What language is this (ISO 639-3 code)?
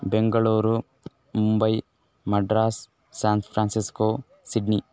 san